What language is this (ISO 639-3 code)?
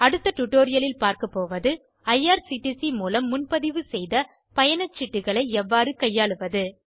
tam